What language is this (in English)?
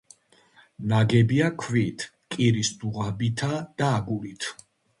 Georgian